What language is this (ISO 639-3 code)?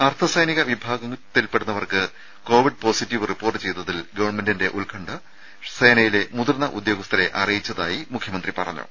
mal